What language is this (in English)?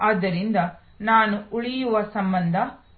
Kannada